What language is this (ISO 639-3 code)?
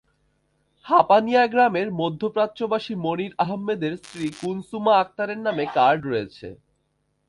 ben